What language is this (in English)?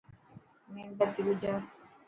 Dhatki